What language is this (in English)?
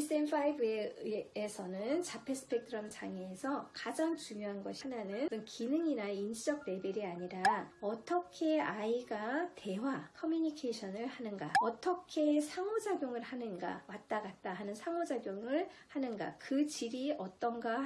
Korean